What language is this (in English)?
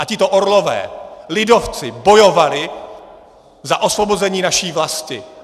Czech